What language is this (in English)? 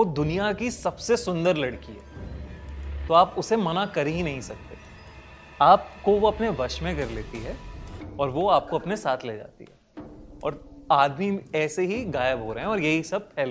Hindi